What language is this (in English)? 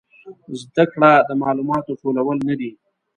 Pashto